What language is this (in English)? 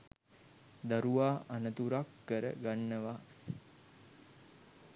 Sinhala